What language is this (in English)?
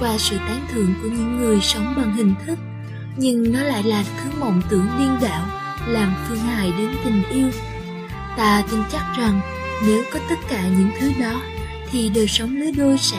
Vietnamese